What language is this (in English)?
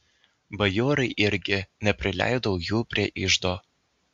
Lithuanian